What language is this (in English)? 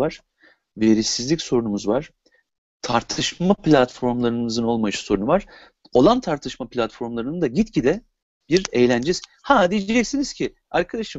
Turkish